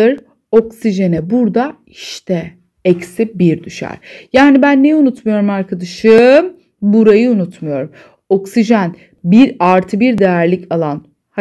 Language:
Turkish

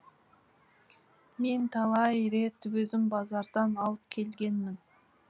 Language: Kazakh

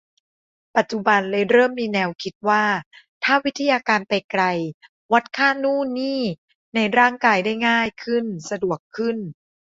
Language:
Thai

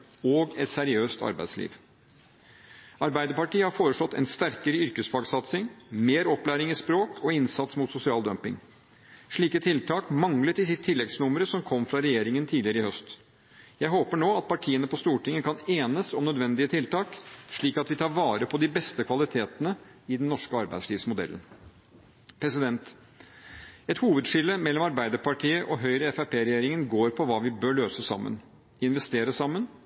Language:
Norwegian Bokmål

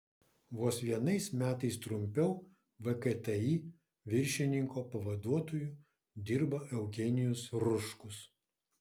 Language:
Lithuanian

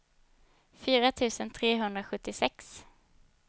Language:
Swedish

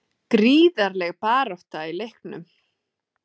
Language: Icelandic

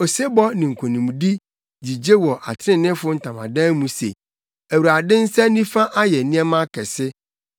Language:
Akan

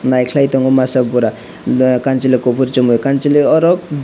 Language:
Kok Borok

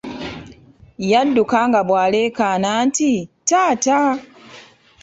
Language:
Ganda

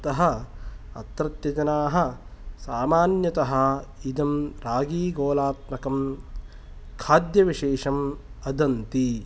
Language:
Sanskrit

